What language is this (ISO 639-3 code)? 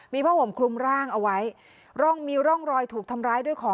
tha